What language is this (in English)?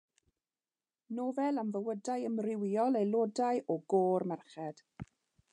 Welsh